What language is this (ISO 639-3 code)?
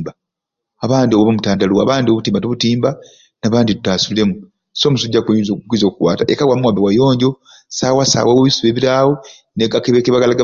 ruc